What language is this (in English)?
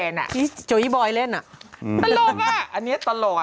Thai